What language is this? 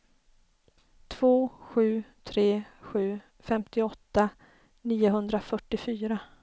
Swedish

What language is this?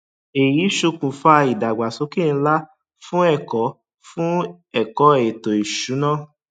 Yoruba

